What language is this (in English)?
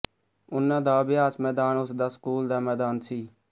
Punjabi